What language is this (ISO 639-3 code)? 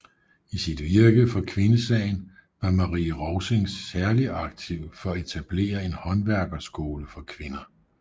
dan